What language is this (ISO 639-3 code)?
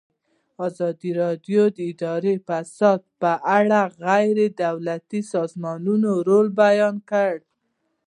pus